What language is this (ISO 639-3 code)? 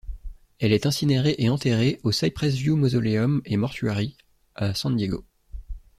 fra